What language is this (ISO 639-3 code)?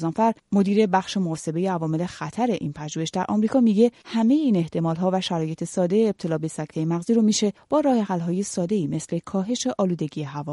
fas